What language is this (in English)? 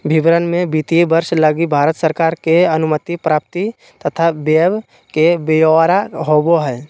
Magahi